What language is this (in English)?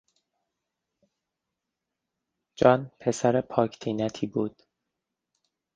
Persian